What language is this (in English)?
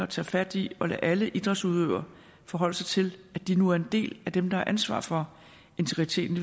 Danish